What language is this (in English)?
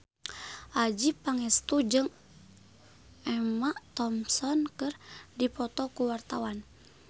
Sundanese